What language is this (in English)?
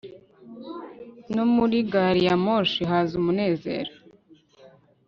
Kinyarwanda